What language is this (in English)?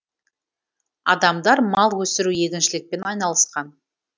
Kazakh